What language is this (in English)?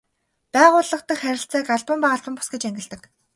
Mongolian